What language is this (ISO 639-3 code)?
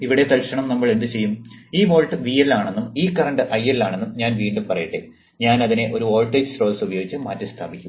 mal